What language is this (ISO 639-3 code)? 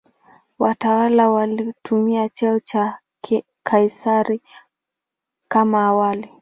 swa